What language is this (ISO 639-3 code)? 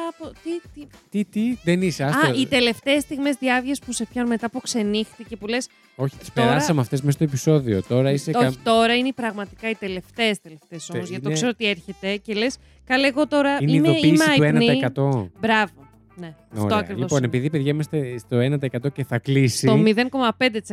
ell